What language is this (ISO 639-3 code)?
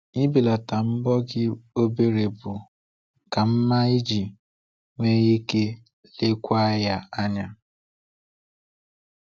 ibo